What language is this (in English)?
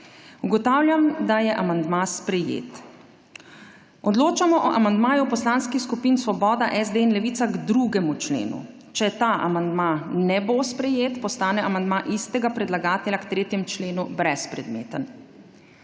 Slovenian